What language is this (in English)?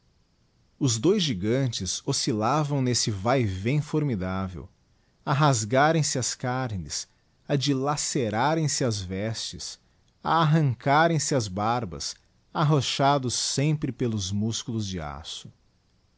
Portuguese